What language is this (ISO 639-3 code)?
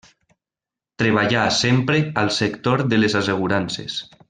cat